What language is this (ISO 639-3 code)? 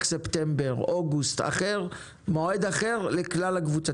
heb